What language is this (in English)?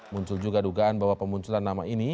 Indonesian